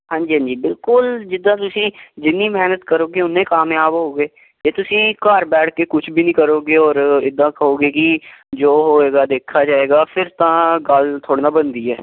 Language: Punjabi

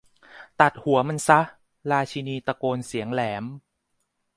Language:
Thai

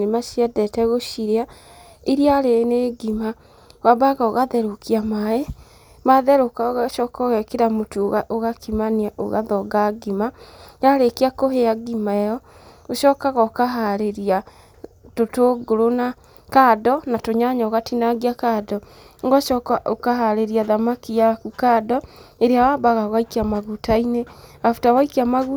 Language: Kikuyu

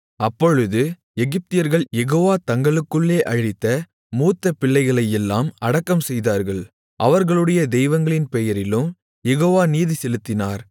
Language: Tamil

